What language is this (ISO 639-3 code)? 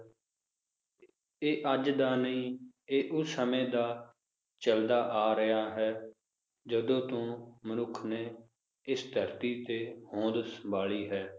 pan